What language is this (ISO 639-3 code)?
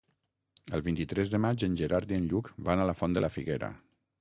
cat